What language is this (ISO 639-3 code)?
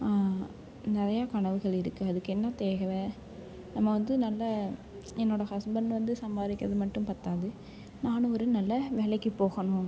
tam